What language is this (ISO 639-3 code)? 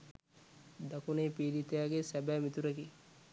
sin